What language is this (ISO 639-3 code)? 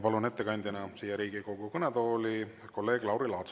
est